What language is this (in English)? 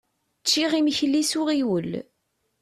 Kabyle